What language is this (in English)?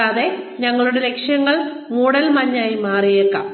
Malayalam